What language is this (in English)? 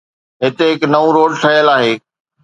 Sindhi